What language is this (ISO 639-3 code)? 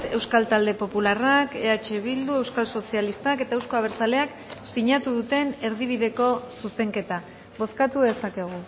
eus